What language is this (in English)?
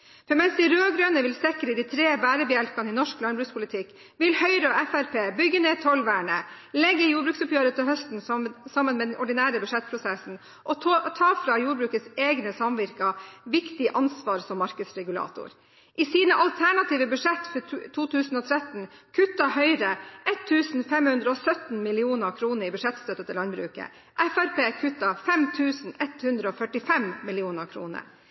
Norwegian Bokmål